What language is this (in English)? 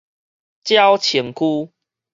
Min Nan Chinese